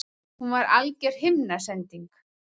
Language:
Icelandic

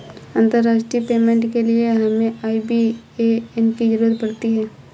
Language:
Hindi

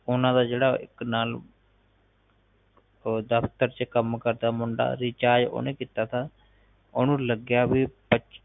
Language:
Punjabi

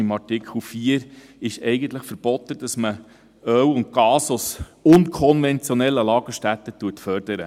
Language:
Swiss German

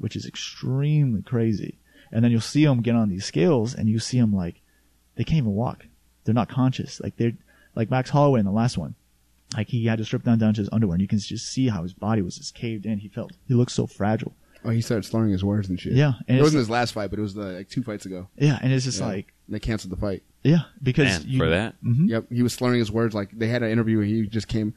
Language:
English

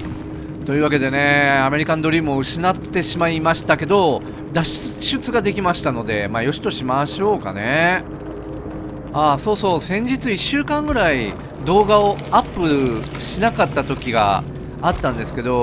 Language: Japanese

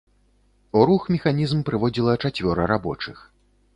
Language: Belarusian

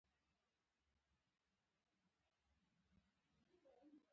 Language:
Pashto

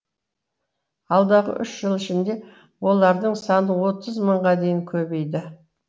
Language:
Kazakh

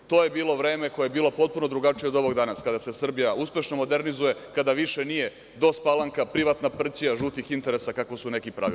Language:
Serbian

